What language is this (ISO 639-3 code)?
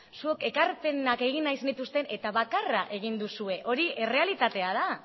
eus